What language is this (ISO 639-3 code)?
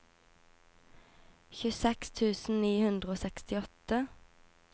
nor